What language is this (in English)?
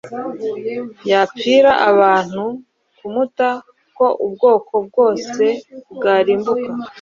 Kinyarwanda